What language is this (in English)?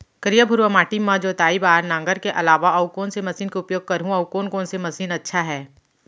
Chhattisgarhi